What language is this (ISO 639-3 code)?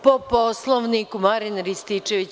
srp